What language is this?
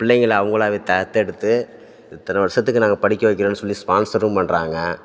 Tamil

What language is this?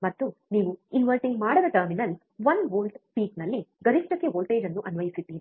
Kannada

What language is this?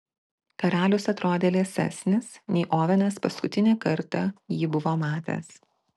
Lithuanian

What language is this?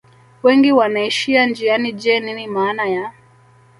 Swahili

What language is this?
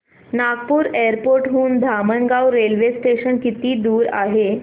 Marathi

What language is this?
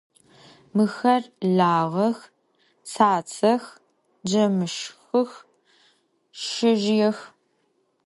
Adyghe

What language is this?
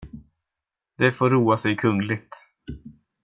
Swedish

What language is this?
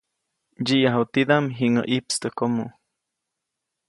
Copainalá Zoque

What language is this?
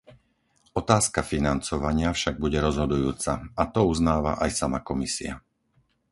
Slovak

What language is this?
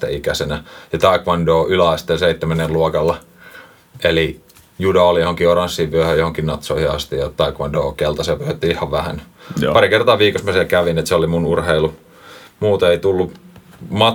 Finnish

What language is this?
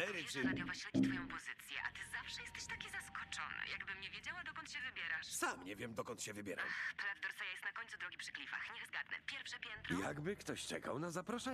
Polish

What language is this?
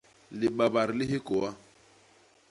Basaa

